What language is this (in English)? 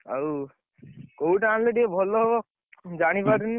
Odia